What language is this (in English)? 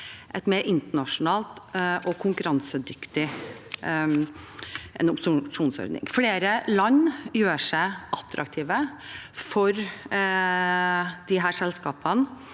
Norwegian